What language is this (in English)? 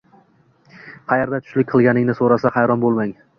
Uzbek